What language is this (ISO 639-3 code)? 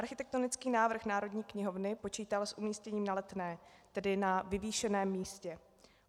ces